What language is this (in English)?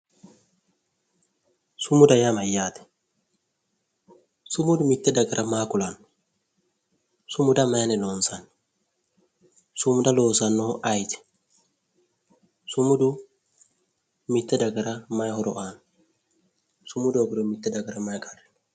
Sidamo